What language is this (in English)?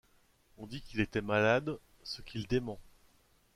French